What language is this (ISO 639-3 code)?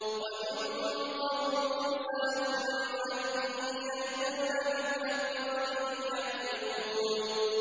ara